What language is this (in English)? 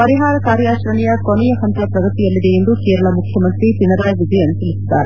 Kannada